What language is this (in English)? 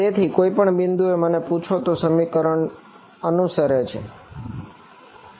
Gujarati